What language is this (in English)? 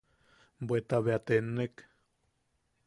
Yaqui